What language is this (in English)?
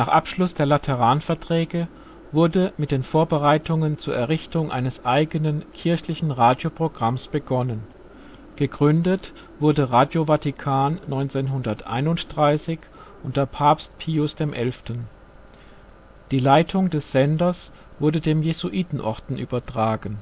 German